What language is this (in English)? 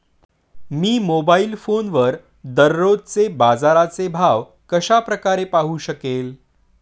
Marathi